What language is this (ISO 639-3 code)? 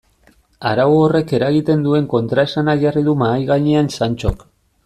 eus